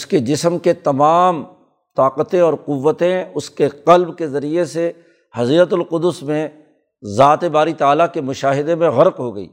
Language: Urdu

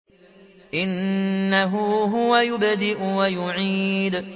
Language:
Arabic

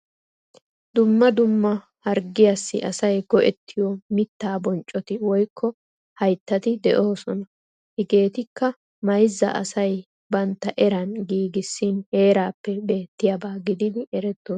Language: Wolaytta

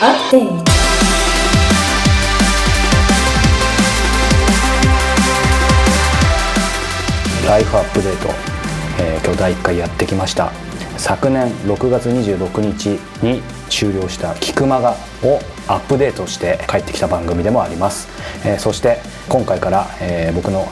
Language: Japanese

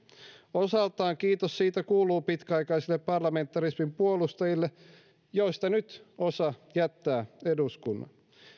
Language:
Finnish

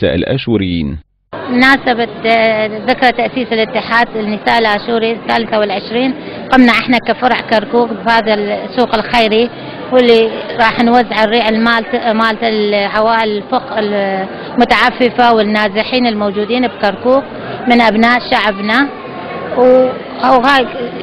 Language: Arabic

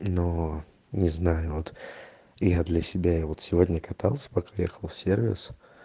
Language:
Russian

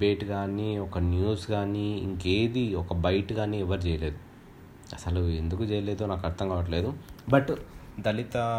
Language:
Telugu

